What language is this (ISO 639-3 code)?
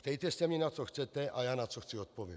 ces